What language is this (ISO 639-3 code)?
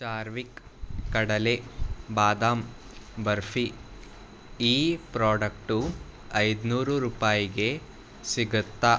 kan